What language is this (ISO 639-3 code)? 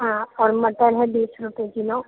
urd